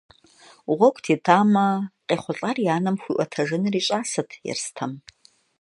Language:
Kabardian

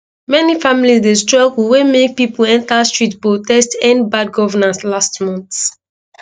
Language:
Nigerian Pidgin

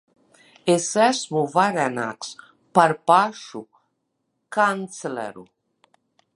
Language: Latvian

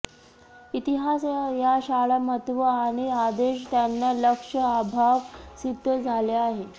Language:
Marathi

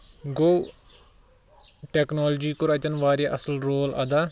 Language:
Kashmiri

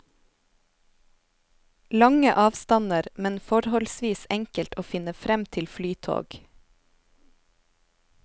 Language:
Norwegian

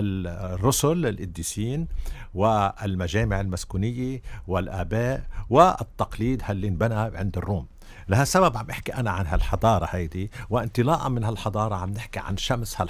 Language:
Arabic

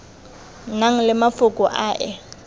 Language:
Tswana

